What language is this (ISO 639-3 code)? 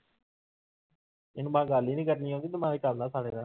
pan